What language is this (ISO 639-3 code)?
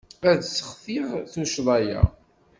kab